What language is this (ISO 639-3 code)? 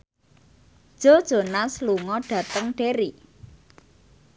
jav